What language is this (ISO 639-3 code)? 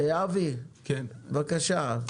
heb